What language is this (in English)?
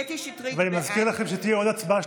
Hebrew